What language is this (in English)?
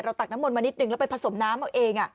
Thai